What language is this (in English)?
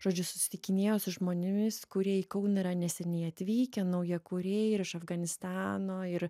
Lithuanian